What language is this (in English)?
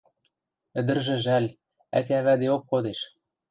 Western Mari